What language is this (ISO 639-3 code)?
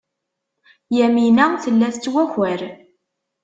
kab